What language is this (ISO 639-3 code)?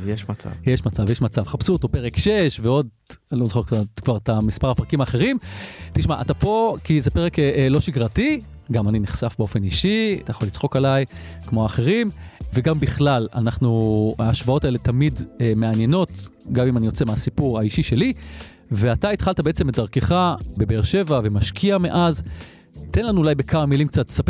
heb